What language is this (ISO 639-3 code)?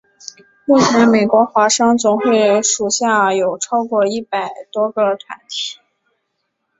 zho